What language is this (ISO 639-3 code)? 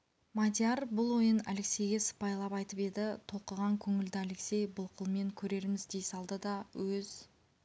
kaz